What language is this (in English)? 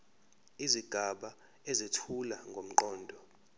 Zulu